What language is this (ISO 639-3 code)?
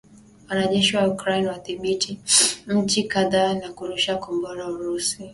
swa